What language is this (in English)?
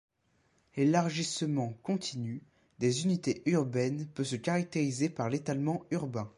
French